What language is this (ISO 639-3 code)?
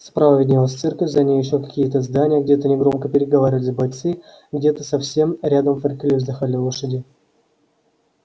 rus